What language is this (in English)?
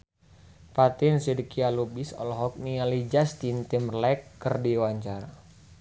Sundanese